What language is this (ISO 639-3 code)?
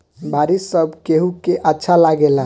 bho